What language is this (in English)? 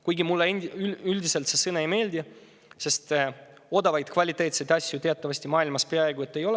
Estonian